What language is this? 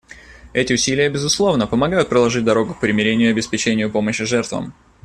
Russian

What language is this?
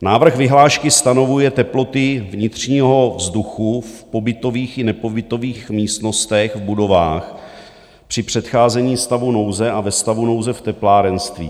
Czech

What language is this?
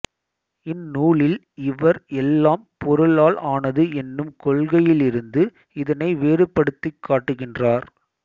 Tamil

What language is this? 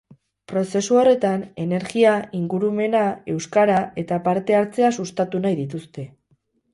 Basque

